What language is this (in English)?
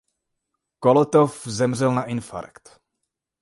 Czech